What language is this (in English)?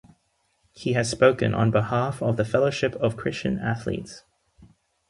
English